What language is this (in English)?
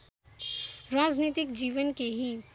Nepali